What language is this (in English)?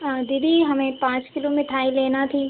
Hindi